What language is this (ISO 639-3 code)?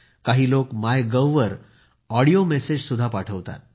mar